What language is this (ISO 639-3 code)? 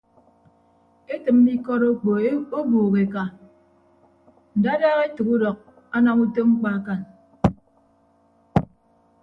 ibb